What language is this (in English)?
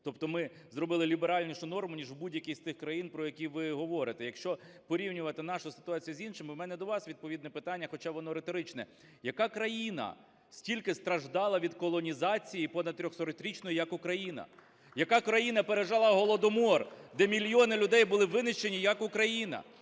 Ukrainian